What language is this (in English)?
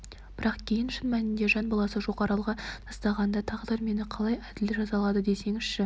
Kazakh